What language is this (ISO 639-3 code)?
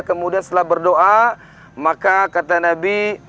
ind